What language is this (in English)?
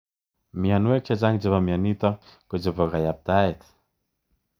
Kalenjin